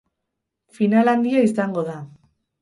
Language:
Basque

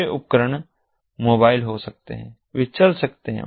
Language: Hindi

